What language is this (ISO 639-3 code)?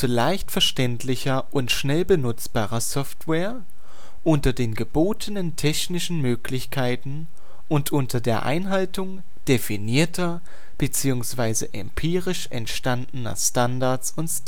deu